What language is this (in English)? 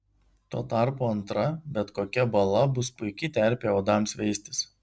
Lithuanian